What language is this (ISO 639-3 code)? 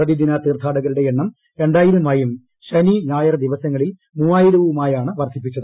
mal